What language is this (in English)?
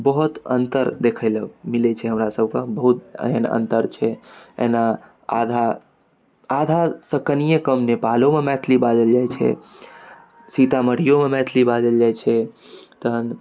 Maithili